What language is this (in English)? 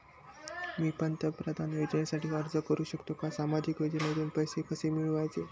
Marathi